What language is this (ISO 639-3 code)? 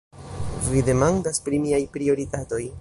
epo